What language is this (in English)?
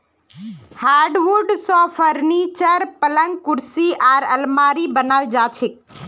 Magahi